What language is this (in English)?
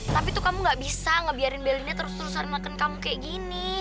Indonesian